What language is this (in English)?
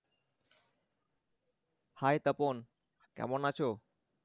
Bangla